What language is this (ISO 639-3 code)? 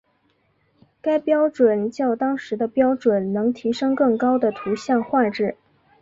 zho